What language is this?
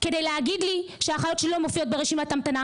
Hebrew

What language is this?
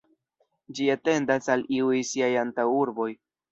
Esperanto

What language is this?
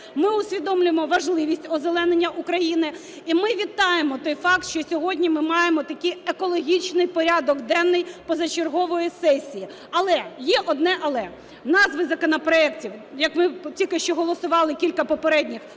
Ukrainian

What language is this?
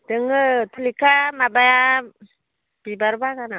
Bodo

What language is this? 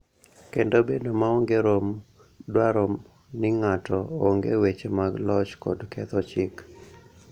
Luo (Kenya and Tanzania)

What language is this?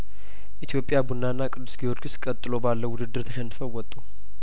Amharic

